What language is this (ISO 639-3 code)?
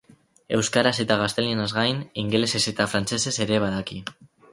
eus